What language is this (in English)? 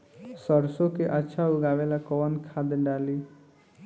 Bhojpuri